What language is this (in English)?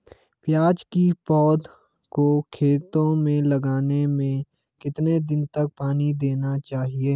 Hindi